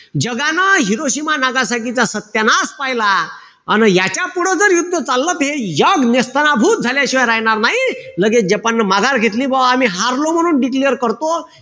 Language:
Marathi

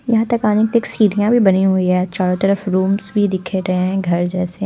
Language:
Hindi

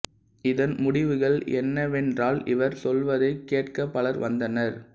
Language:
Tamil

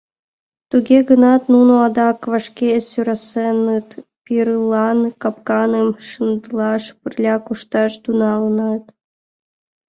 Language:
Mari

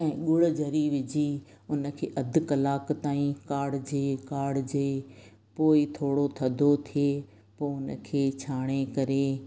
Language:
Sindhi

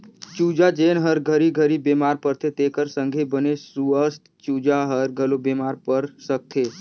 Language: Chhattisgarhi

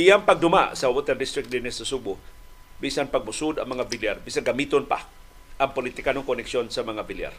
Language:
Filipino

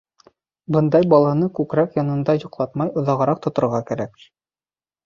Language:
Bashkir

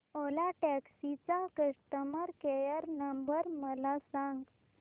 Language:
Marathi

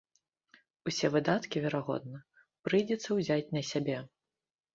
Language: Belarusian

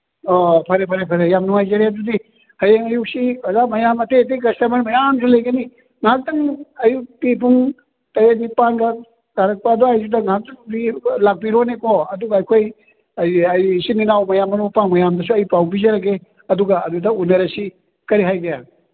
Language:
Manipuri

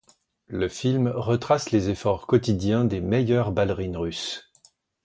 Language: French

